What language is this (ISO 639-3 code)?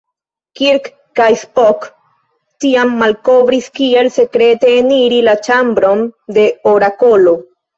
epo